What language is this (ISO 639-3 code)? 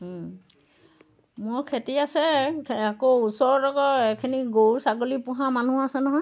asm